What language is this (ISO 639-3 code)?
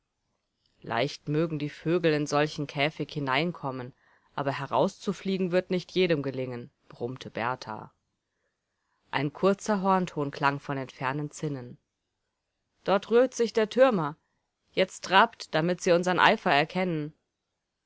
deu